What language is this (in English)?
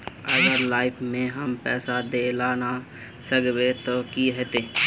Magahi